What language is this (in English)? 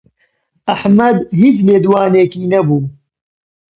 Central Kurdish